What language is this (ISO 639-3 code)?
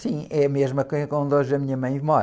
por